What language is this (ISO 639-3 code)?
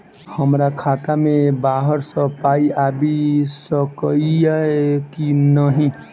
mai